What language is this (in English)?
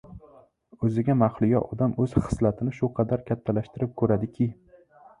Uzbek